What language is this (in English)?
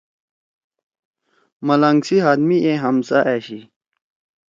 Torwali